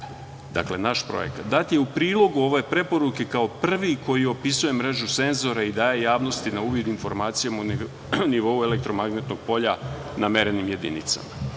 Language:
Serbian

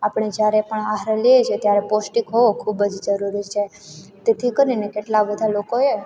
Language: Gujarati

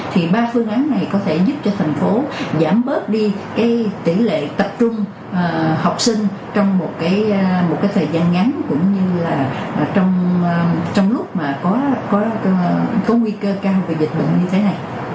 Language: Vietnamese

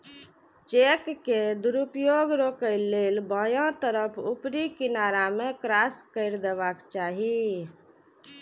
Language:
Maithili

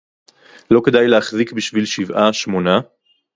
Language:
Hebrew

